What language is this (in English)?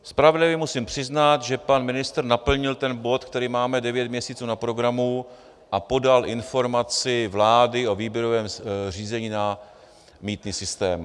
Czech